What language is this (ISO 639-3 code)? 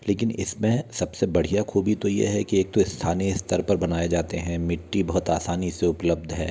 hin